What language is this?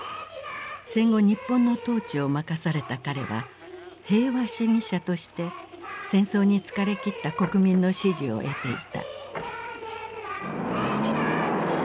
Japanese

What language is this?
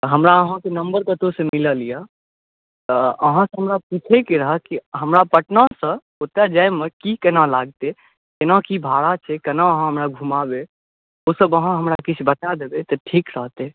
Maithili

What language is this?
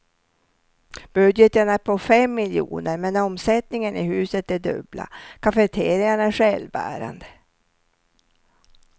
Swedish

